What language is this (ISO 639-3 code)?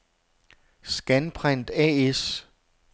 dan